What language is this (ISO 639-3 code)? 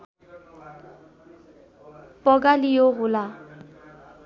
nep